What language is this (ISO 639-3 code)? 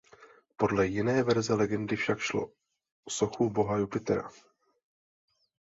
ces